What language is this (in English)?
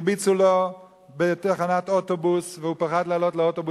Hebrew